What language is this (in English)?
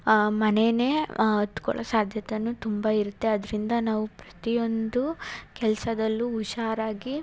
Kannada